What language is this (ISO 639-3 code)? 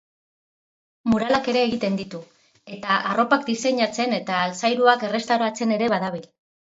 eus